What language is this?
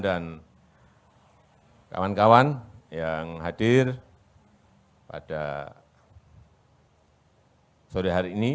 Indonesian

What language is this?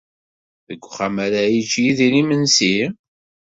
Kabyle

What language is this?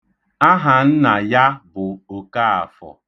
Igbo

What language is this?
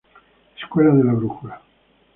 Spanish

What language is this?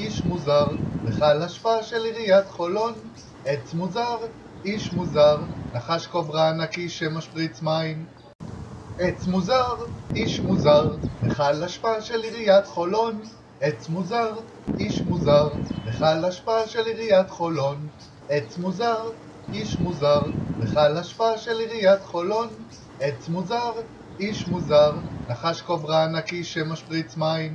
Hebrew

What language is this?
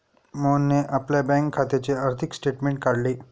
Marathi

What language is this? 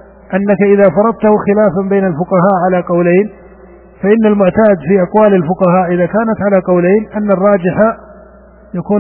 Arabic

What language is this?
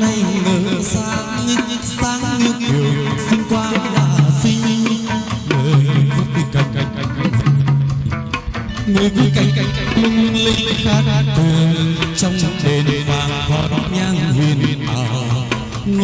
Vietnamese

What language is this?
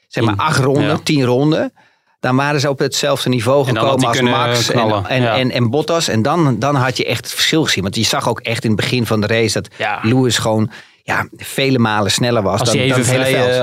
Dutch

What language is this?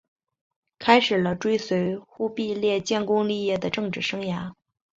Chinese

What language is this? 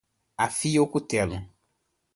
Portuguese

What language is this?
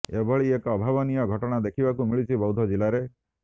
Odia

